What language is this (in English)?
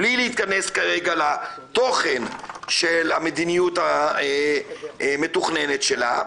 Hebrew